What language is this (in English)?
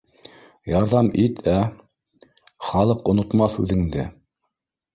Bashkir